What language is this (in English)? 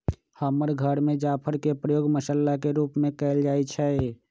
Magahi